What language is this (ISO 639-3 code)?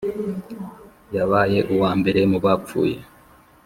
kin